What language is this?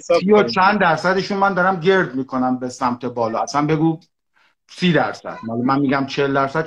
Persian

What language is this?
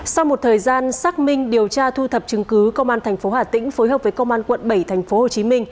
Vietnamese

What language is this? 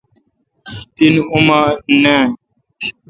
Kalkoti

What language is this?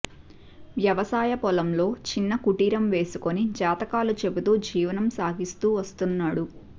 Telugu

